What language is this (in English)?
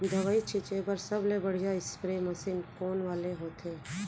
Chhattisgarhi